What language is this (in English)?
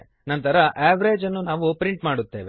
Kannada